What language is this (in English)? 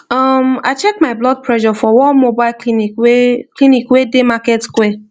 Nigerian Pidgin